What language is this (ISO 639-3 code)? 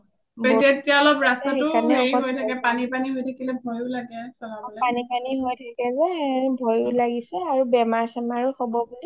asm